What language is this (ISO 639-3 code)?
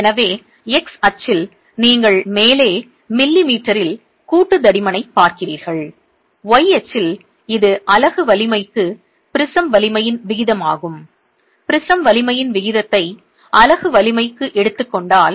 tam